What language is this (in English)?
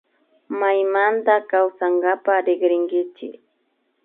Imbabura Highland Quichua